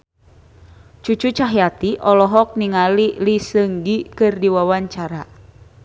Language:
Sundanese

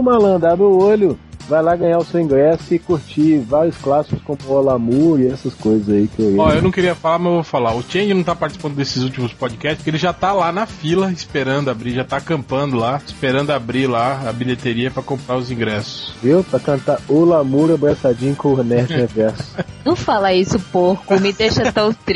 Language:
Portuguese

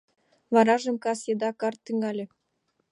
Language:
Mari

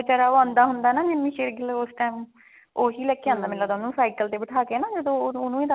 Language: Punjabi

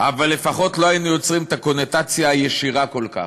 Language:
Hebrew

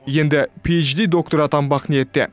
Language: Kazakh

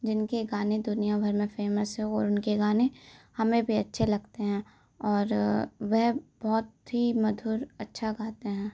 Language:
Hindi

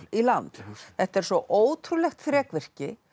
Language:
Icelandic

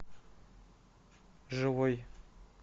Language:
Russian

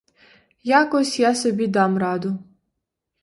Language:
Ukrainian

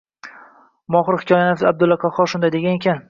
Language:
Uzbek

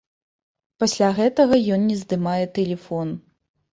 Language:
Belarusian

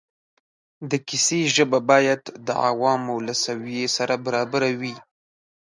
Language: Pashto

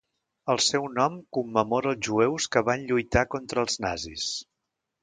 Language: Catalan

